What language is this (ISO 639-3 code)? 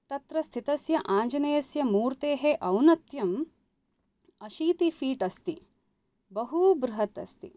san